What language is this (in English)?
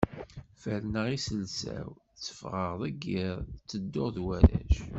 Kabyle